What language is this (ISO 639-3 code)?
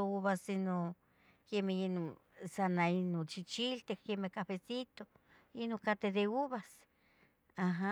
nhg